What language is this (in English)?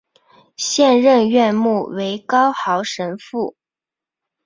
Chinese